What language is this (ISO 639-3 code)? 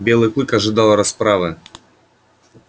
rus